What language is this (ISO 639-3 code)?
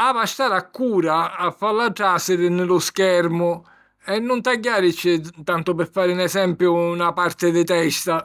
scn